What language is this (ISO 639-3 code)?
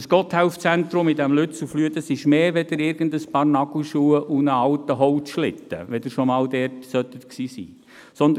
gsw